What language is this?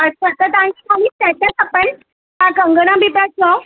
Sindhi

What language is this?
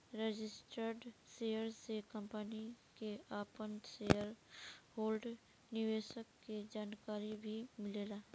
Bhojpuri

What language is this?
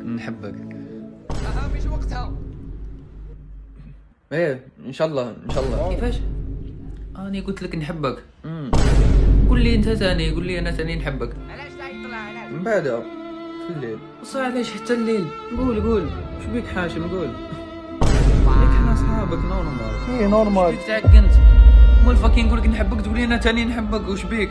Arabic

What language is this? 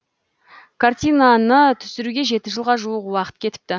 Kazakh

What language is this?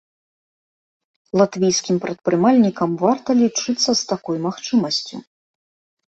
Belarusian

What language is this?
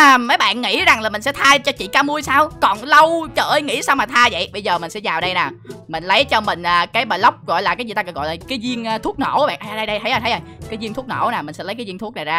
Vietnamese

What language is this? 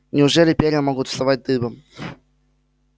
Russian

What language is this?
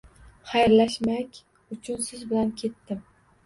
Uzbek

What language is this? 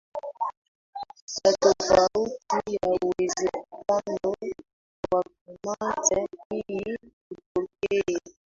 Swahili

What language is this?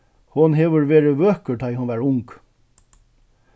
Faroese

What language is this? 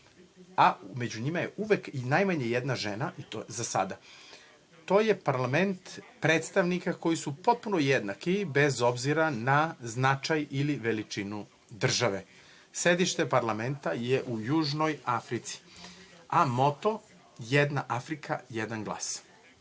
Serbian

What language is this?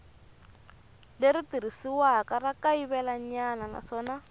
Tsonga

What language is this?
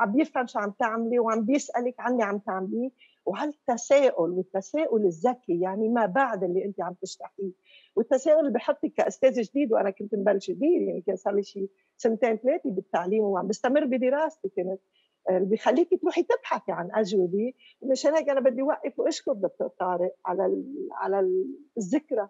Arabic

